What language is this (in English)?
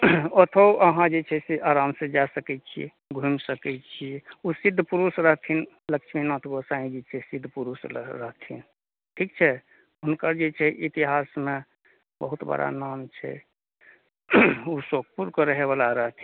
Maithili